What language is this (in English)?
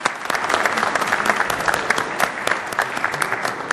Hebrew